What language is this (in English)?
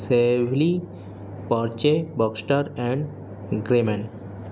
Urdu